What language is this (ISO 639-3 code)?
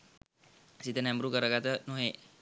sin